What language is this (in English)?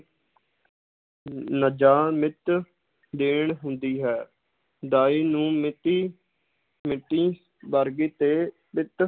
Punjabi